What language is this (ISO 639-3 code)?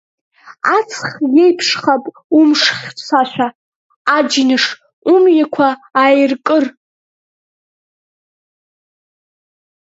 abk